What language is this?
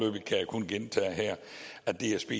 Danish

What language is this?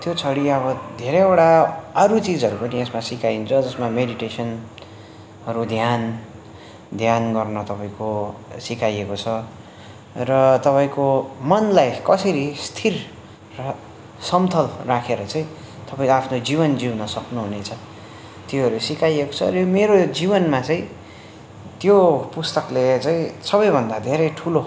Nepali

